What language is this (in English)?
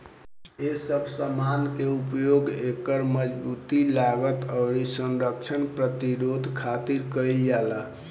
Bhojpuri